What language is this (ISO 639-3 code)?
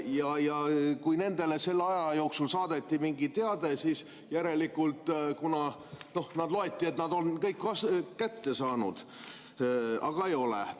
est